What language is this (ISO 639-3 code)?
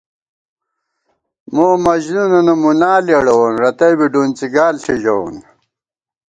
gwt